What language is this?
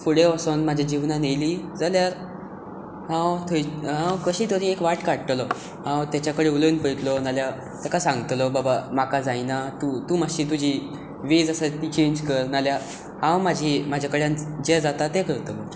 Konkani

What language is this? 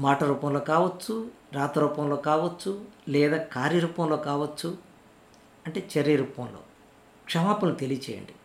Telugu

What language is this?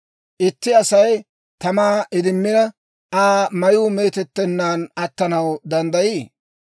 Dawro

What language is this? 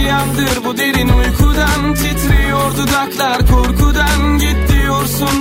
Turkish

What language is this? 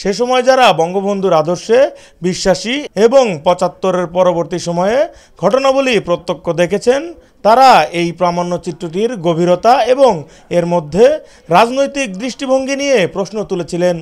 Bangla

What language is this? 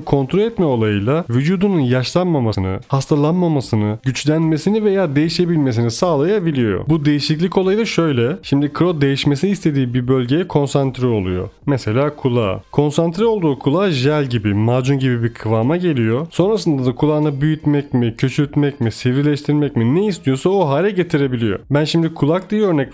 Turkish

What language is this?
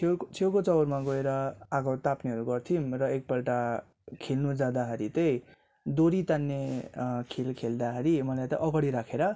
Nepali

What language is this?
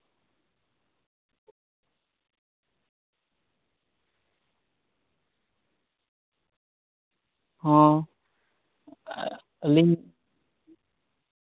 Santali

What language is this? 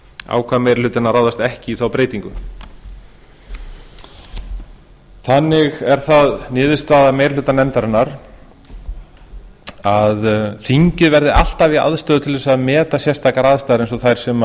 Icelandic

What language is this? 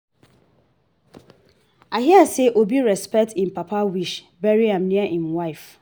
Nigerian Pidgin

